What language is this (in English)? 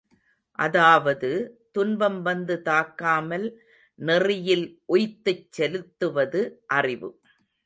Tamil